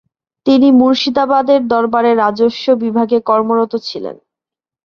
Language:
Bangla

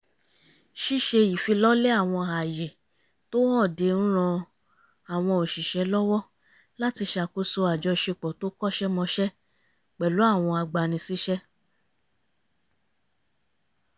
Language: Yoruba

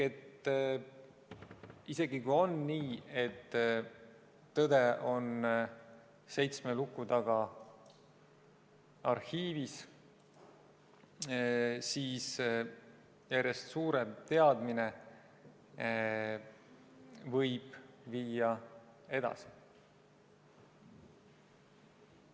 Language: Estonian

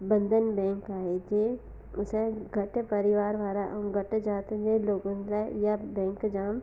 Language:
Sindhi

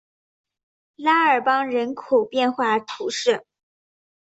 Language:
Chinese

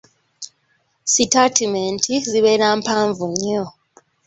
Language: Ganda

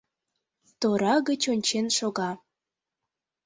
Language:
Mari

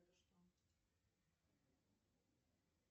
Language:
Russian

